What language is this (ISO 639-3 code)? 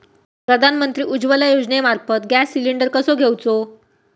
mar